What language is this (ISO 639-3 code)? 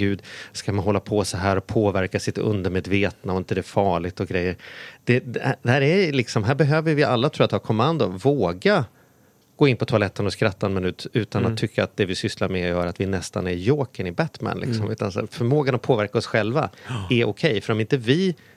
swe